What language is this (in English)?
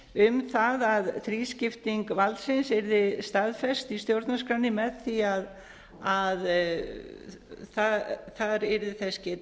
Icelandic